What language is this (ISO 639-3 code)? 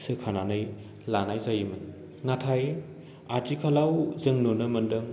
brx